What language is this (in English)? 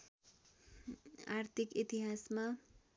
Nepali